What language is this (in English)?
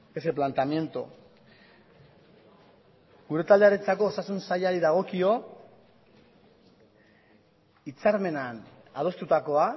Basque